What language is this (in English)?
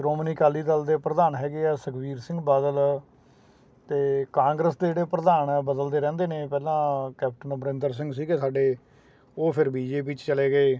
Punjabi